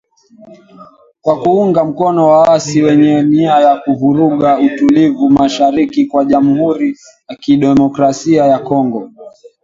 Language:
Swahili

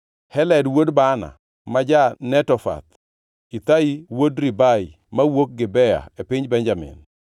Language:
Luo (Kenya and Tanzania)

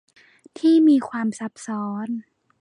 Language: Thai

